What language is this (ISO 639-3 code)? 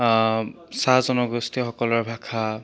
asm